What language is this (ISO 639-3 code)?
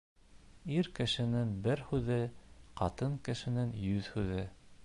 bak